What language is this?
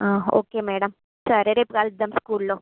Telugu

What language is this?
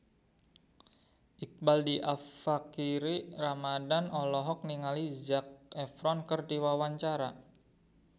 Sundanese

